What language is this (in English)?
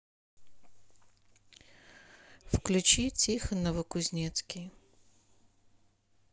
Russian